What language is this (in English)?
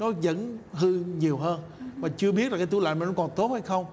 Vietnamese